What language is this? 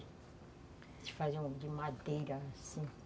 Portuguese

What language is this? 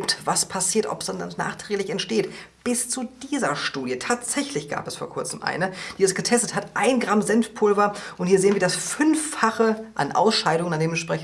German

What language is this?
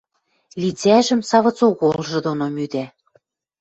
Western Mari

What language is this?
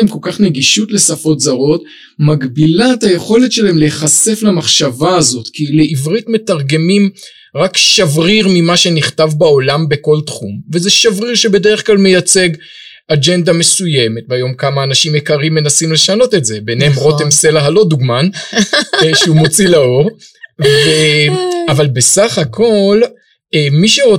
Hebrew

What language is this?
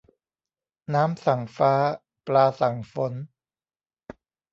Thai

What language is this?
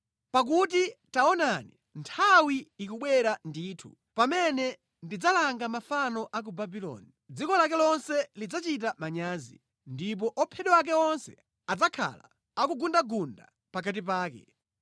Nyanja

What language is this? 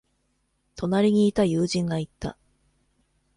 Japanese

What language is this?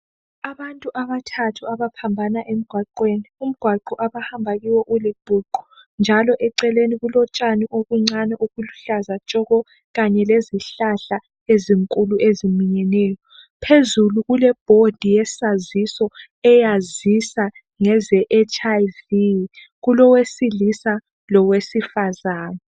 North Ndebele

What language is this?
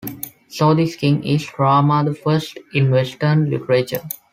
English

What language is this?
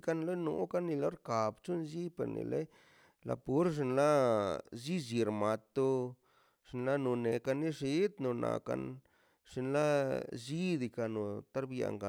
Mazaltepec Zapotec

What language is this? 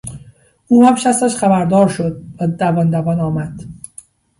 Persian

